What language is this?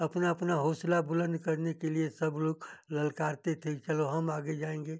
Hindi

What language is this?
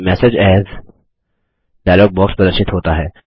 Hindi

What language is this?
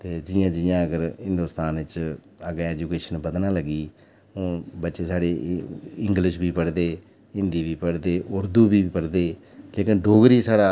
Dogri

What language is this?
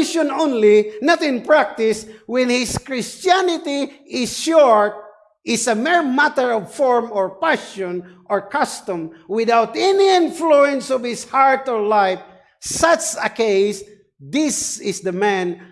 English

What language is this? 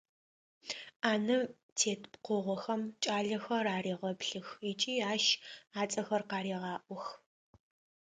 Adyghe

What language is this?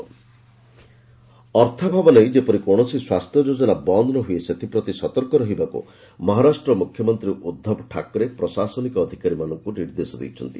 Odia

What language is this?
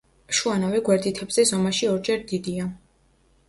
Georgian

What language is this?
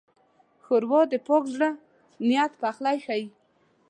Pashto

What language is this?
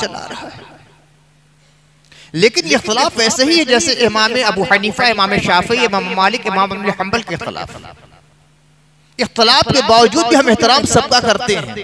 Hindi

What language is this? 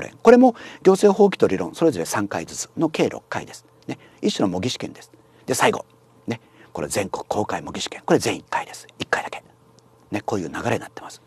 Japanese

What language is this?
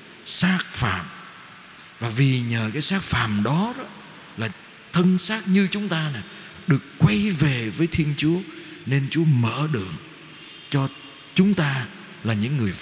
Vietnamese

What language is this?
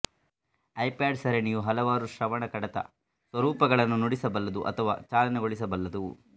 Kannada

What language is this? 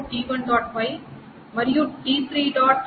Telugu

